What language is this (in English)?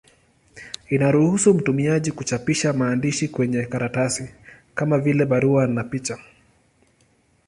Swahili